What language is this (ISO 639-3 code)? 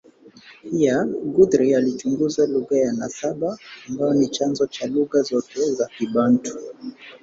swa